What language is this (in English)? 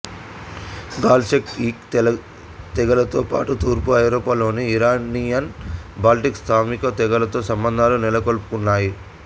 Telugu